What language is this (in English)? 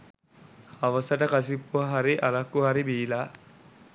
Sinhala